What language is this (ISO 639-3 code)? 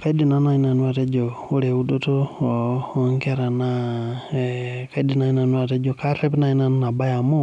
mas